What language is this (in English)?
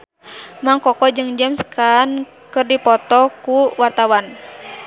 Sundanese